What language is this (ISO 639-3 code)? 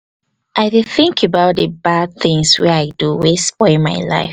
pcm